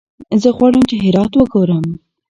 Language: Pashto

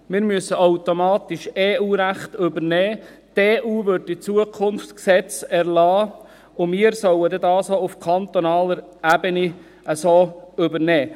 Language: Swiss German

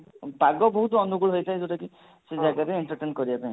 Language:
Odia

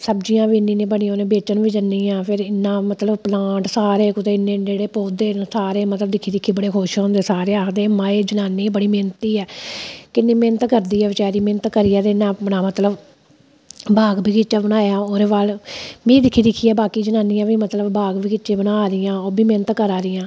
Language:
Dogri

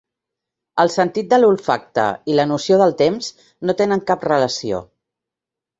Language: Catalan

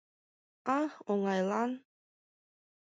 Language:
Mari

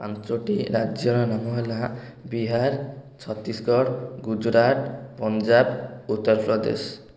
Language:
Odia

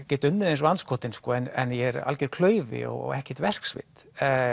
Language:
Icelandic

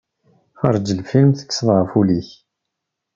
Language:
Kabyle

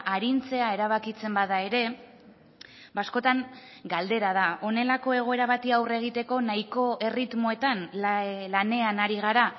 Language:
Basque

